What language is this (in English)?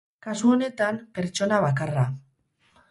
Basque